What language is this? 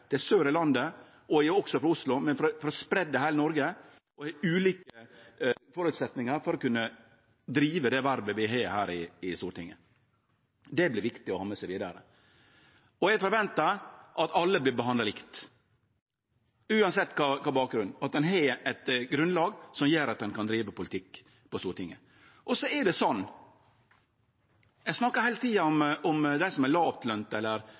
Norwegian Nynorsk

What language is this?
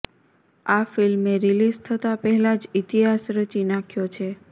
Gujarati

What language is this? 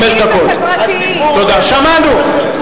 Hebrew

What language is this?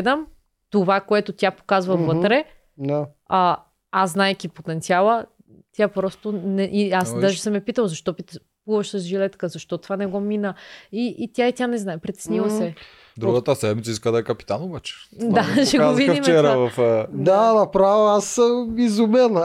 Bulgarian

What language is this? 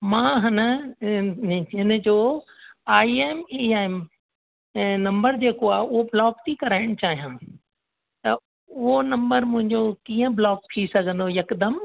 Sindhi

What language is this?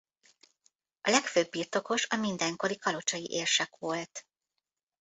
Hungarian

